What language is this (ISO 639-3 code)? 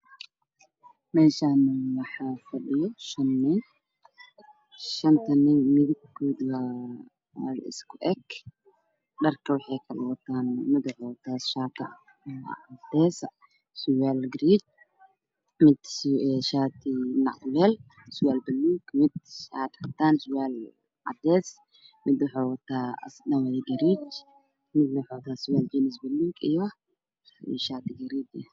som